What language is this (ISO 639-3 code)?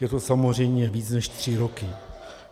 ces